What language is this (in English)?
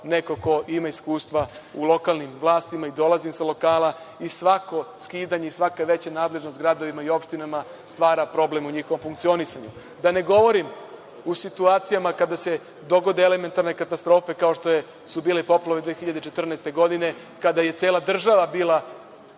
Serbian